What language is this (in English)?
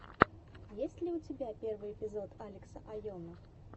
Russian